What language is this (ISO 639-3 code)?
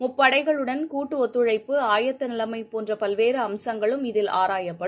tam